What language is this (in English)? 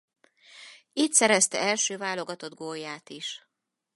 Hungarian